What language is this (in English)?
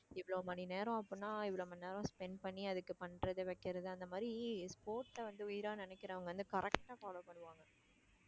Tamil